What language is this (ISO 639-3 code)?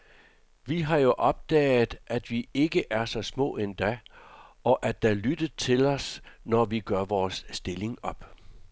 dan